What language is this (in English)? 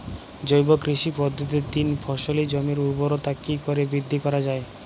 Bangla